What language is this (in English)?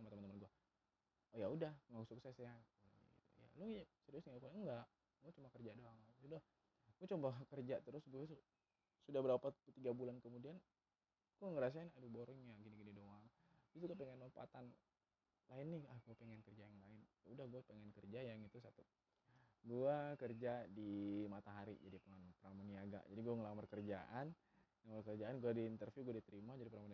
Indonesian